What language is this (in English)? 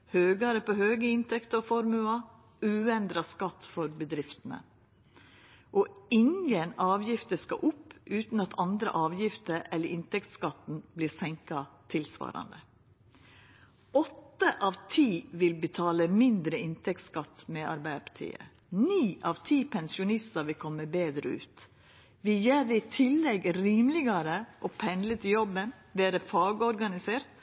Norwegian Nynorsk